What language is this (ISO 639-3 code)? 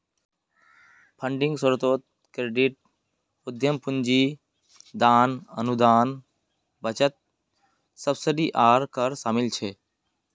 mag